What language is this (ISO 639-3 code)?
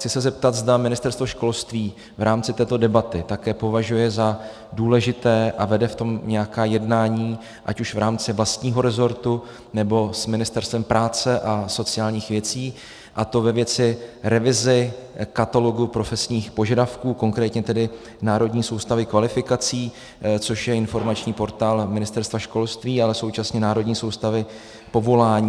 ces